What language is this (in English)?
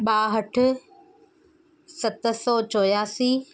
Sindhi